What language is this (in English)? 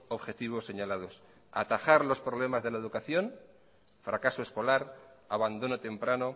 Spanish